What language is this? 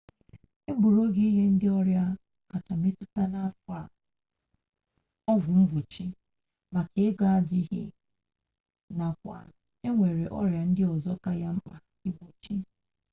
Igbo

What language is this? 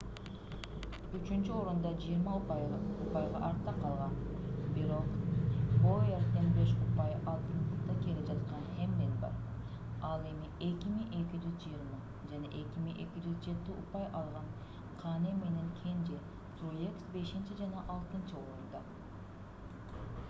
Kyrgyz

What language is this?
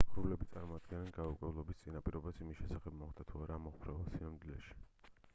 Georgian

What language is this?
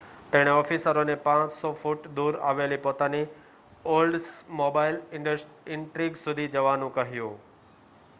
Gujarati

